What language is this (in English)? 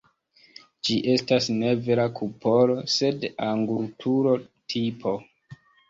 Esperanto